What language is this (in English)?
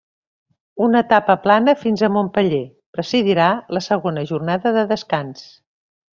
Catalan